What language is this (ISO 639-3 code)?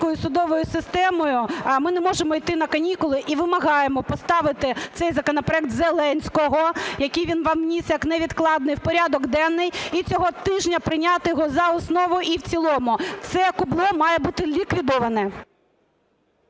ukr